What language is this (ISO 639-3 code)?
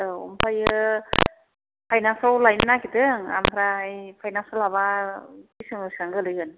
brx